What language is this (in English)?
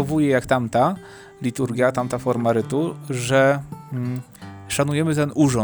Polish